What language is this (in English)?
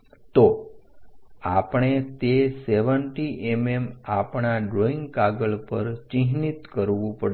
Gujarati